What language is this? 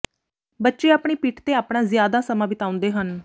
Punjabi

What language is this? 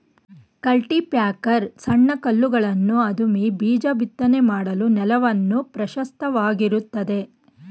Kannada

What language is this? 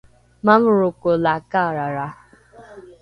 Rukai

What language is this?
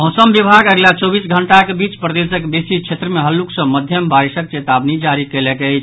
Maithili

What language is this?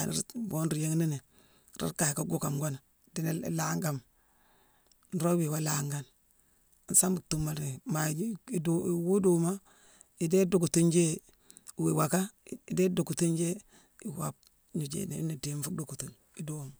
Mansoanka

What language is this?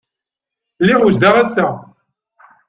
Kabyle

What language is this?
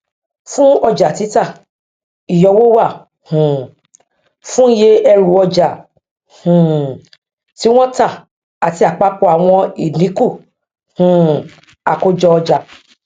Yoruba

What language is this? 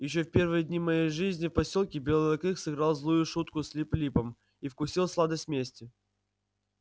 Russian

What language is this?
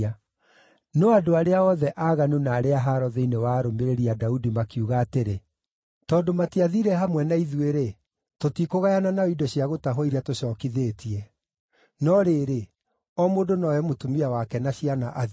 Kikuyu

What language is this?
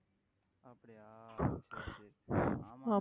Tamil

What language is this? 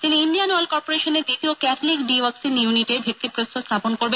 Bangla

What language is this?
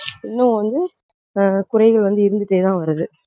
Tamil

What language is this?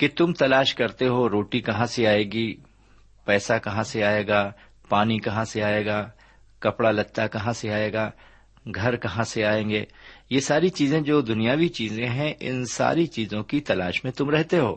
Urdu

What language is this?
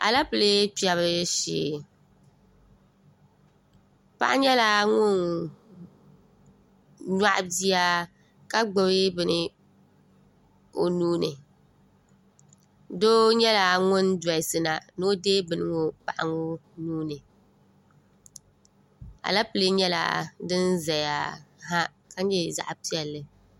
Dagbani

